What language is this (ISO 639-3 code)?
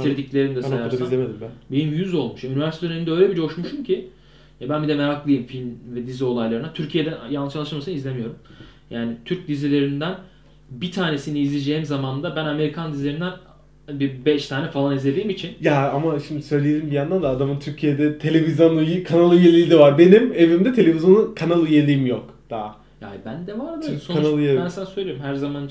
tur